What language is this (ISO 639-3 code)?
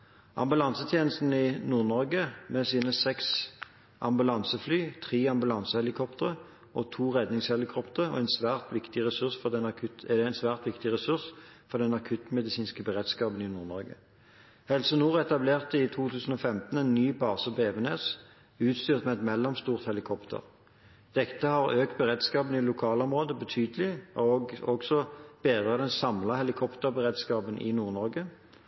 nob